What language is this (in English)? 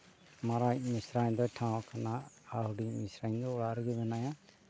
Santali